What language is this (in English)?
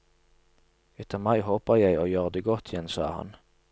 Norwegian